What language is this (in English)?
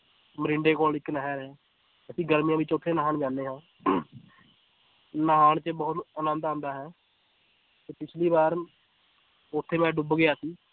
Punjabi